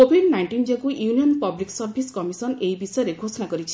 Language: Odia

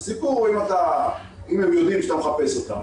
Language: Hebrew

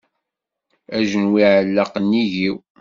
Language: Kabyle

